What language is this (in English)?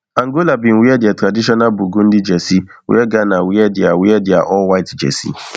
Nigerian Pidgin